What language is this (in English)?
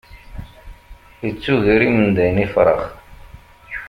Kabyle